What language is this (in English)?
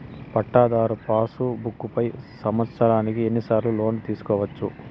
Telugu